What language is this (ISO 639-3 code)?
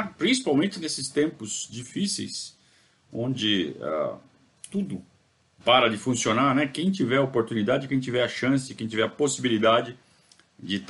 por